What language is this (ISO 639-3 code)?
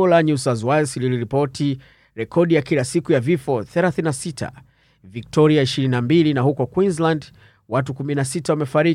swa